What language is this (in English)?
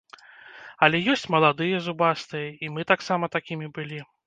Belarusian